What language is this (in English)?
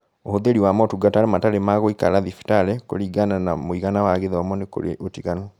Kikuyu